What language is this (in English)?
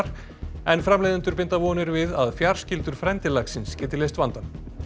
Icelandic